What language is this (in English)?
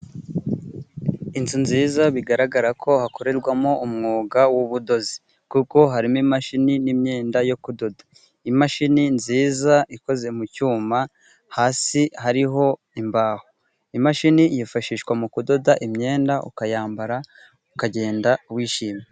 Kinyarwanda